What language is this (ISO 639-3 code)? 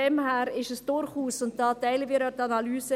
gsw